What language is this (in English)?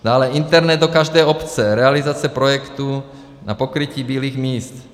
Czech